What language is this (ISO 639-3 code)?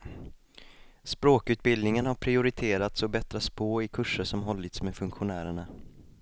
swe